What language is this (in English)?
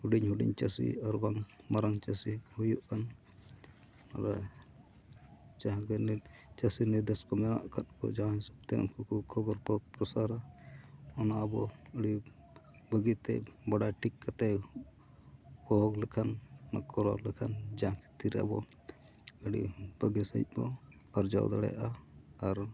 Santali